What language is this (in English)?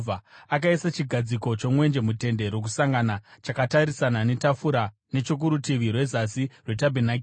Shona